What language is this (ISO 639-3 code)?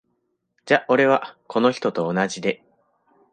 jpn